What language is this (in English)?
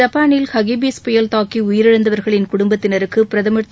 Tamil